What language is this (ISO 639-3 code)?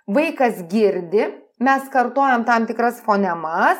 lit